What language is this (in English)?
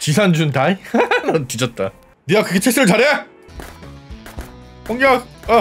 Korean